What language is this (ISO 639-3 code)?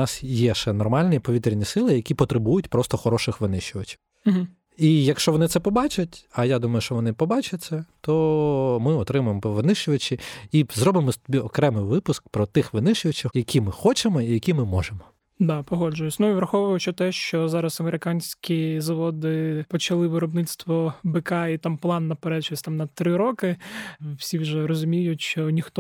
ukr